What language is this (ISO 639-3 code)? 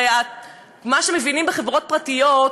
heb